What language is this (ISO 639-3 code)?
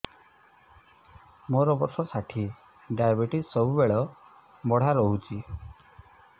ori